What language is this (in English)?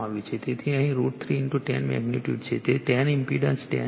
Gujarati